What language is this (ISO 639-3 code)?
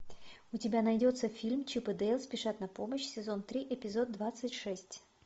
rus